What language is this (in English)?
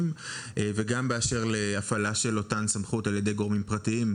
Hebrew